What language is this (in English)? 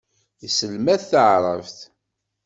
Kabyle